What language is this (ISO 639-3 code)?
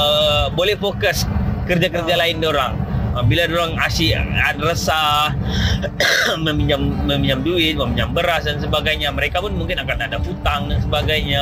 msa